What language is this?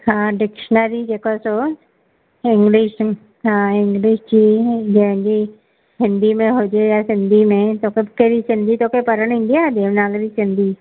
Sindhi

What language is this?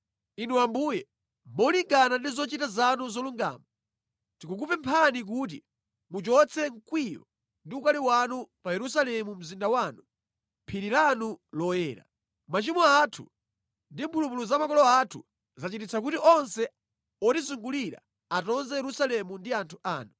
Nyanja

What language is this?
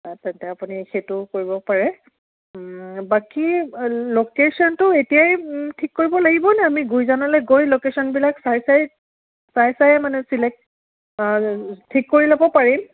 Assamese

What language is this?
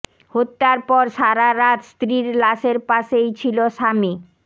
Bangla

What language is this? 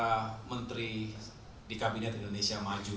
Indonesian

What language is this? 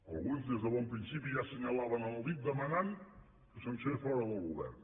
Catalan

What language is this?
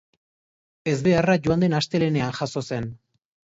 Basque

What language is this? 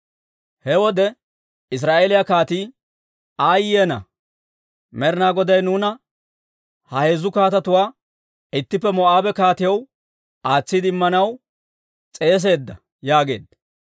Dawro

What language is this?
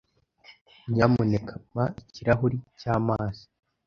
Kinyarwanda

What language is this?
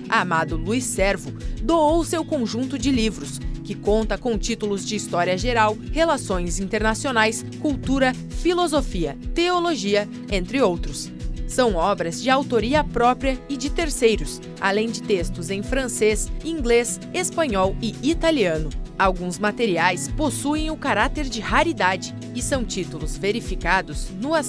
Portuguese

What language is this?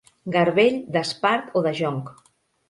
Catalan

